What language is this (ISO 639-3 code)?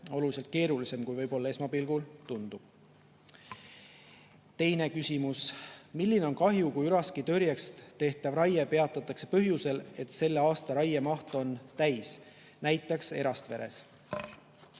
est